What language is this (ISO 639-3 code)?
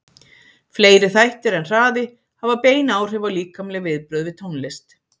isl